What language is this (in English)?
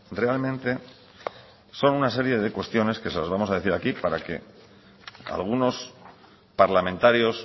Spanish